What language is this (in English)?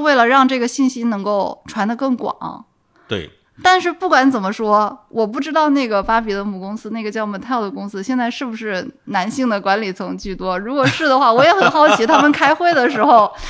Chinese